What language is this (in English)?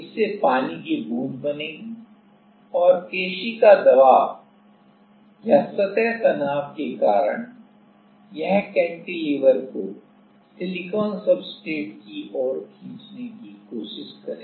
Hindi